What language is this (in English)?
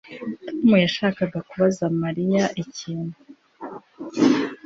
Kinyarwanda